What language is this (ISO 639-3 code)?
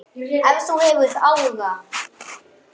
isl